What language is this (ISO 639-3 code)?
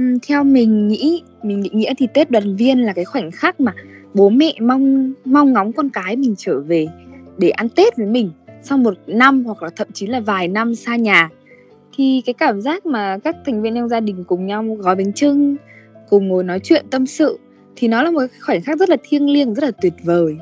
vie